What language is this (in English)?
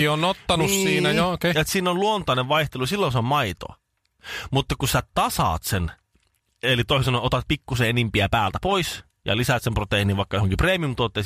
Finnish